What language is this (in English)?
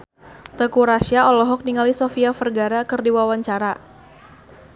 Sundanese